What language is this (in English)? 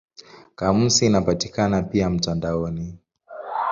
Swahili